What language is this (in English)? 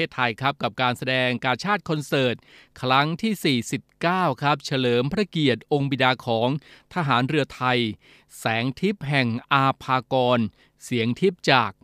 Thai